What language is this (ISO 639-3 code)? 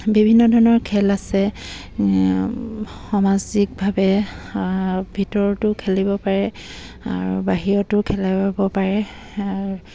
asm